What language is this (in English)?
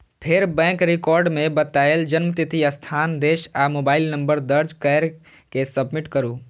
Maithili